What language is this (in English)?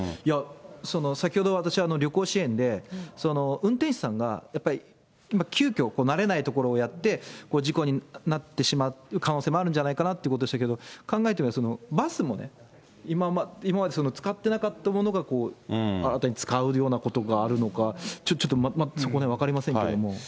Japanese